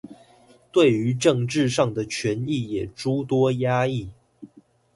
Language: Chinese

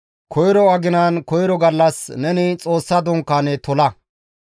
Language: Gamo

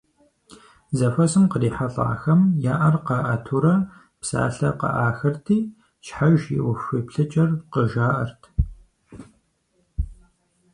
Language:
Kabardian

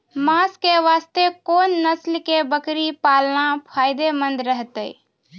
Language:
Maithili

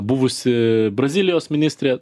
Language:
Lithuanian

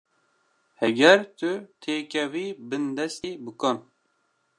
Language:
Kurdish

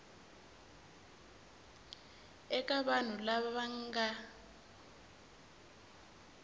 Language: Tsonga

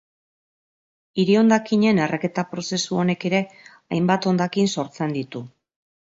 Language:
Basque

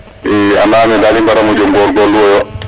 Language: Serer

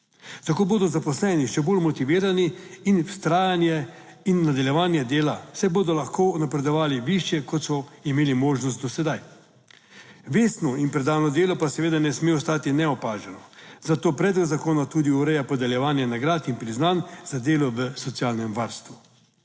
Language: Slovenian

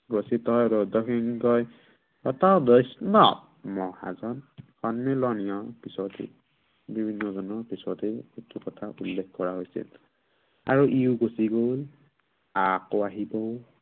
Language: Assamese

